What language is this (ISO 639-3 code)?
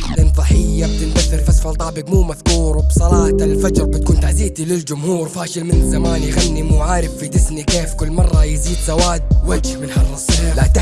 ara